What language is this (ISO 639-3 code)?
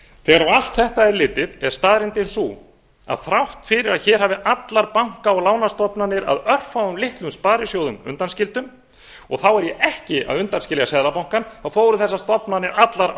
isl